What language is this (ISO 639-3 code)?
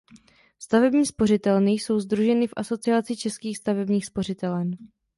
ces